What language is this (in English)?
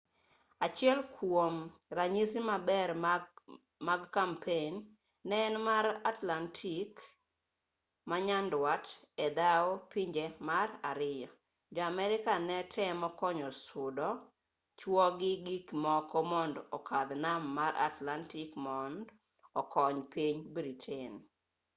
Luo (Kenya and Tanzania)